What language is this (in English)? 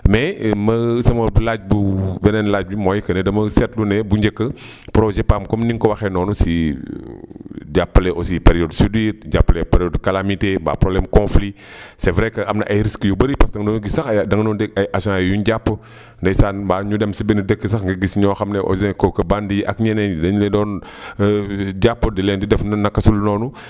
Wolof